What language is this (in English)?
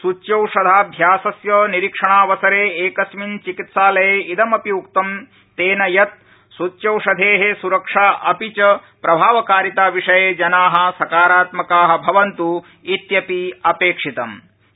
Sanskrit